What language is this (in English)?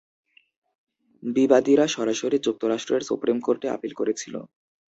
Bangla